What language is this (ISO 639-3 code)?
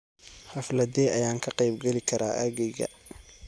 som